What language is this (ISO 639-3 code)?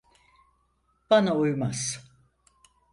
tur